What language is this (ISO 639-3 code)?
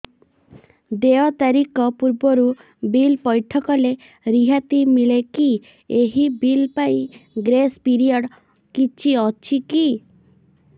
ori